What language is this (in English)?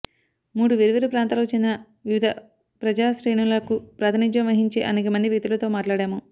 Telugu